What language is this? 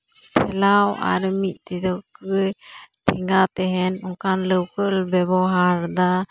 Santali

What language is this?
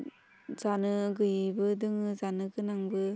Bodo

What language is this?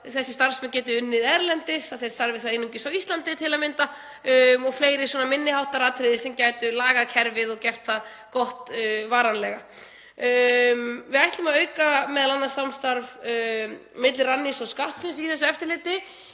Icelandic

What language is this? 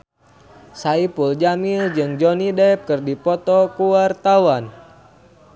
Sundanese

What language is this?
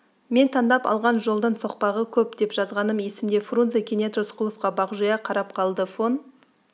Kazakh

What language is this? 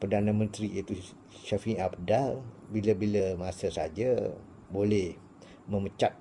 Malay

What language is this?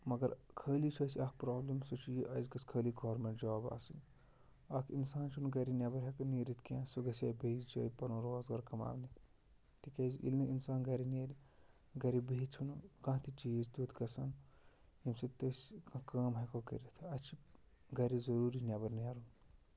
Kashmiri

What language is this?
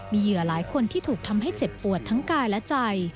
Thai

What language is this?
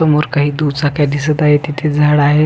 Marathi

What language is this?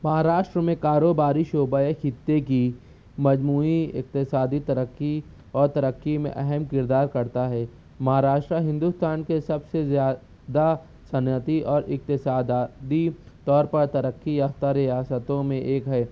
Urdu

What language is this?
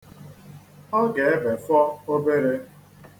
Igbo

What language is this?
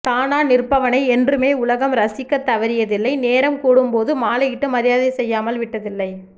Tamil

